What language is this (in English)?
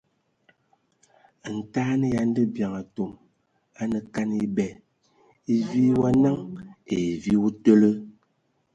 Ewondo